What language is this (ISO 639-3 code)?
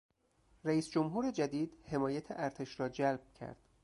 fas